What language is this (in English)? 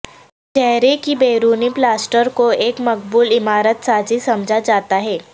Urdu